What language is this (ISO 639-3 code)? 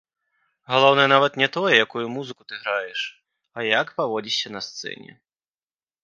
bel